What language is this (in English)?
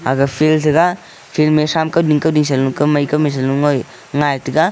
Wancho Naga